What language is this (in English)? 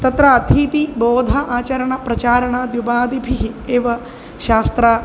Sanskrit